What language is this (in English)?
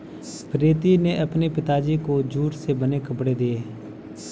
Hindi